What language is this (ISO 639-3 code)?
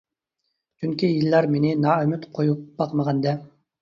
uig